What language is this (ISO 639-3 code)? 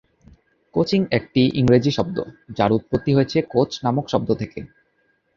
ben